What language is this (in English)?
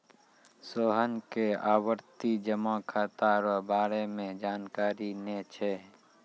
Maithili